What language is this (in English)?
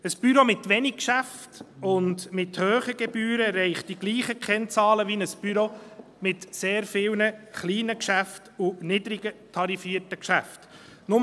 Swiss German